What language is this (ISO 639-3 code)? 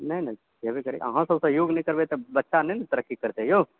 mai